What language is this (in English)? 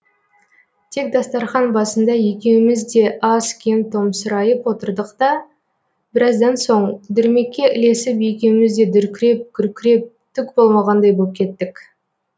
Kazakh